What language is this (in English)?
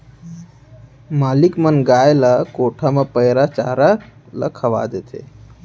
Chhattisgarhi